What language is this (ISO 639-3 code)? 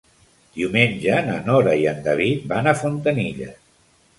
cat